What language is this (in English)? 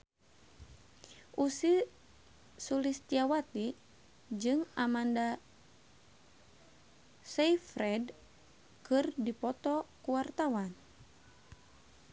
Sundanese